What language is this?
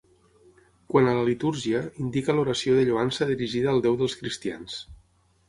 Catalan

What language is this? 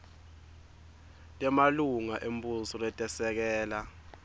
Swati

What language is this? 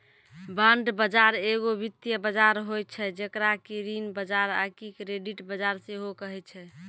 Maithili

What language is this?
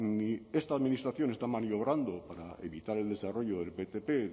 Spanish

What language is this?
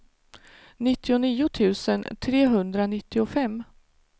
Swedish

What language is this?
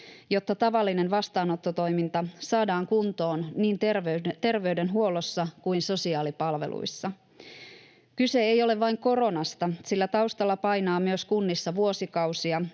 Finnish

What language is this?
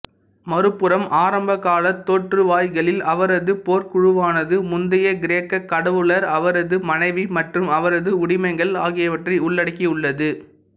Tamil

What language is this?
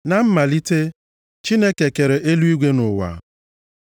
Igbo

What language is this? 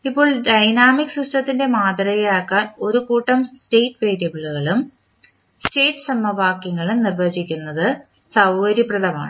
Malayalam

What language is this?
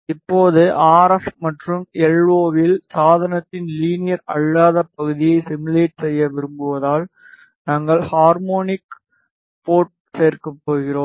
Tamil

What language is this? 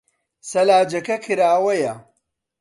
Central Kurdish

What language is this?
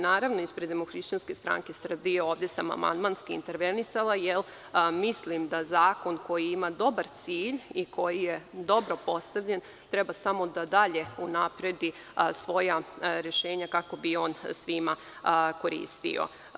Serbian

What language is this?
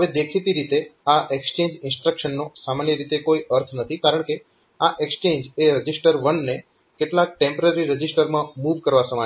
Gujarati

